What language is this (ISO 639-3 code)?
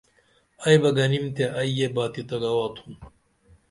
dml